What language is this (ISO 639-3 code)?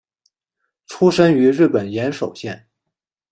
zho